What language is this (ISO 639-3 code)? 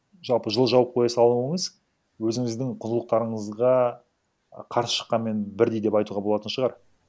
kaz